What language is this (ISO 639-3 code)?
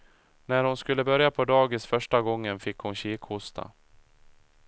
swe